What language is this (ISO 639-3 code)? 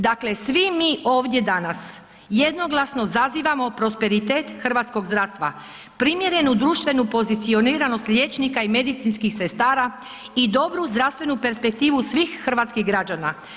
hrv